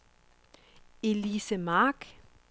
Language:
Danish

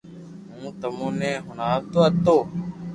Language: Loarki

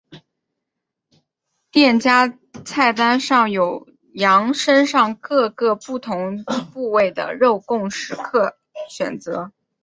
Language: Chinese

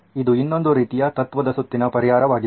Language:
Kannada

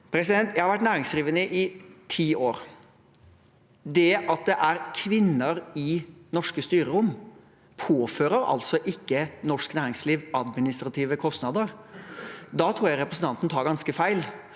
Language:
Norwegian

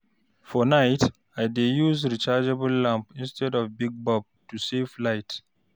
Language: Nigerian Pidgin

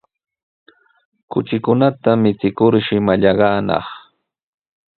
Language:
Sihuas Ancash Quechua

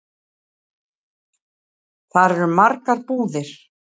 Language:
Icelandic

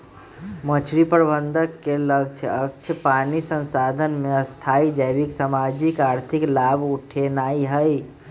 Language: Magahi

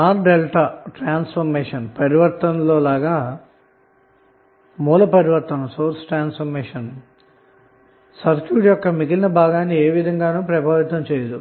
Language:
Telugu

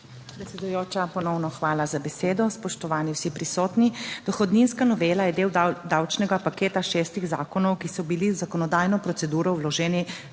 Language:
Slovenian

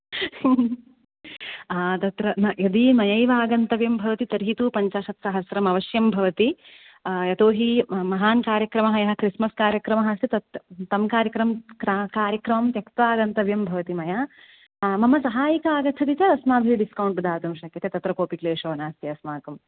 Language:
Sanskrit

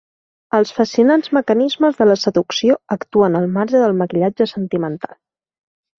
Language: Catalan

